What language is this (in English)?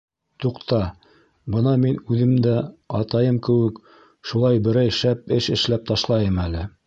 Bashkir